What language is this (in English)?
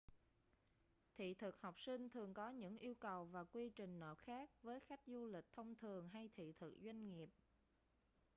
Vietnamese